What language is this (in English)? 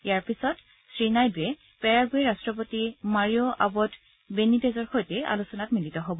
Assamese